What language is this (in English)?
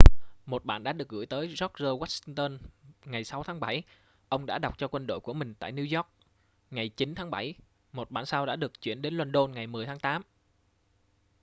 Vietnamese